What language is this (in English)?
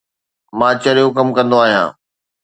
Sindhi